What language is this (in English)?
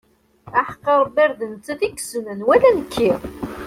Kabyle